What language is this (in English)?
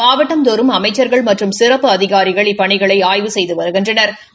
Tamil